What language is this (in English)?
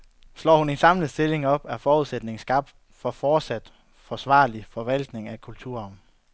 Danish